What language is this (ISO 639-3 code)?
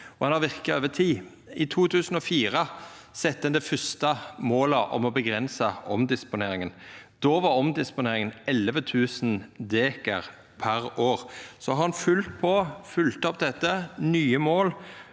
nor